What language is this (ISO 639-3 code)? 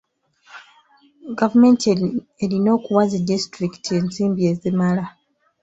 lug